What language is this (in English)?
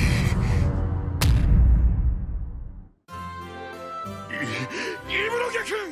Japanese